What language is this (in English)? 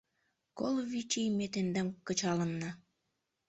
Mari